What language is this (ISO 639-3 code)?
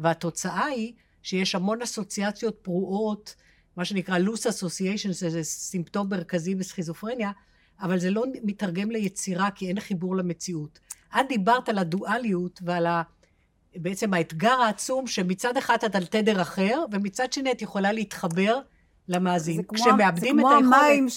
heb